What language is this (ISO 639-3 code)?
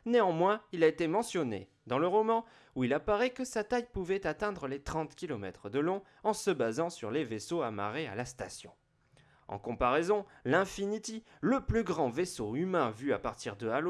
fra